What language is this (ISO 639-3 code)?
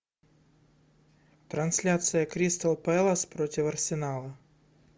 rus